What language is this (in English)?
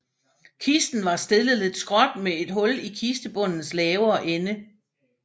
Danish